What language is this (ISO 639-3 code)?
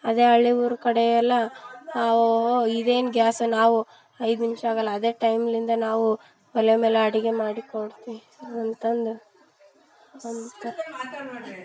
kan